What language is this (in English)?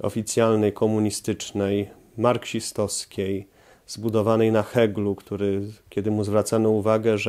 Polish